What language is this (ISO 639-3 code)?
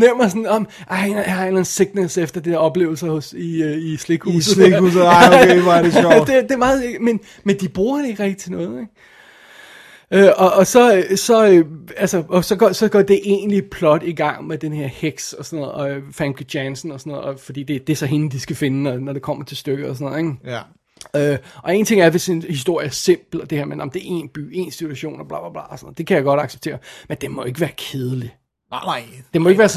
dan